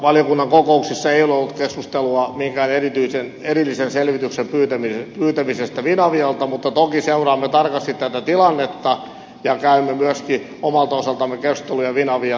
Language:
Finnish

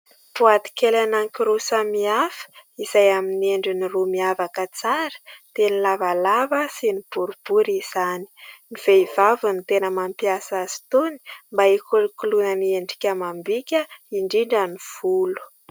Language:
Malagasy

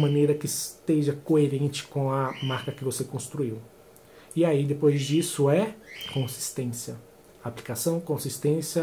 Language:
Portuguese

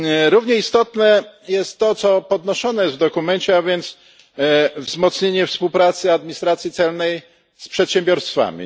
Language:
Polish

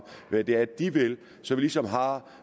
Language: Danish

